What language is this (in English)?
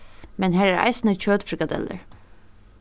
Faroese